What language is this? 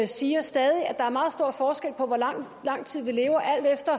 Danish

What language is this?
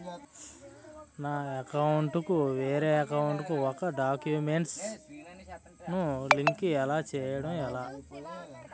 Telugu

